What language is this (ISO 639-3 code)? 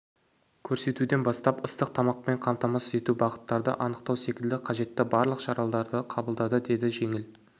kaz